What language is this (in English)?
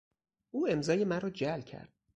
Persian